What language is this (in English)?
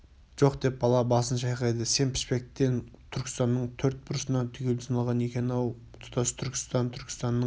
Kazakh